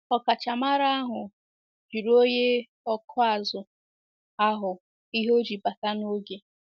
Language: Igbo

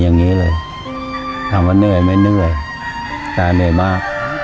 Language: Thai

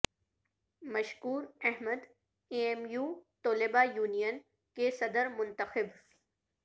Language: Urdu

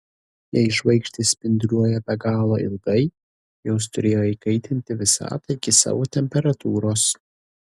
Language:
Lithuanian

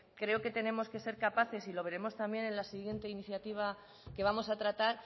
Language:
Spanish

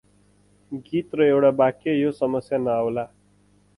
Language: Nepali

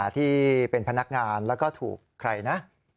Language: Thai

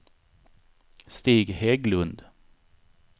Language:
Swedish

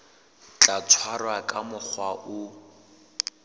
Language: Southern Sotho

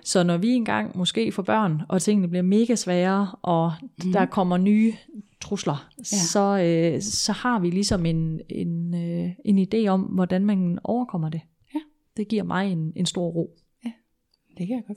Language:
Danish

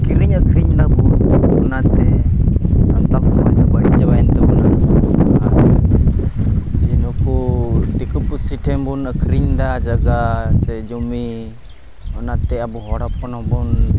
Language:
Santali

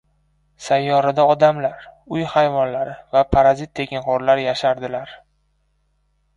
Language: Uzbek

